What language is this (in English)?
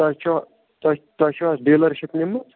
Kashmiri